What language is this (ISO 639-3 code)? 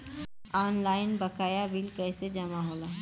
bho